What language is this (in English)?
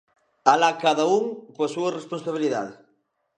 Galician